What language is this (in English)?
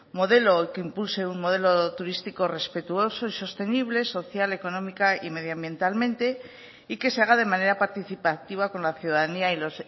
Spanish